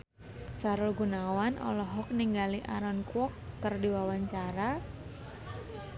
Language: Sundanese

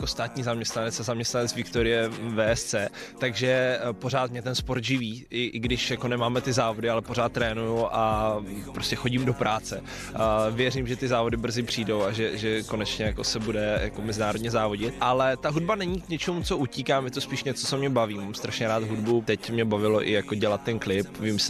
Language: Czech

